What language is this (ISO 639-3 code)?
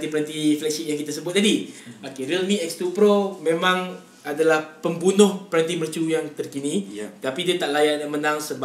msa